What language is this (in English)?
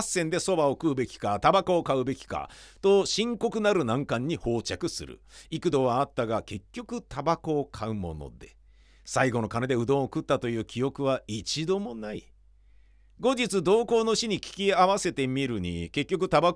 Japanese